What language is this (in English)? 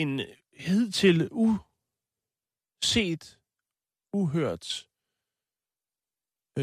Danish